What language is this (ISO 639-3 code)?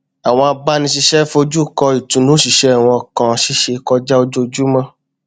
yor